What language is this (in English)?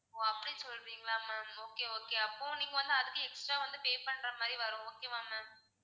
Tamil